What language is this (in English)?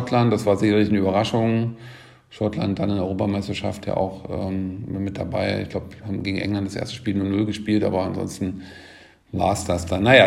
German